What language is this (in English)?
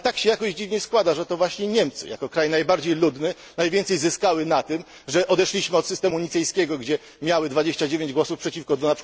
Polish